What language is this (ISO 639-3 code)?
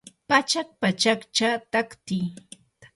qur